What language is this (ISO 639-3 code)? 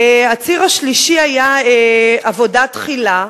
heb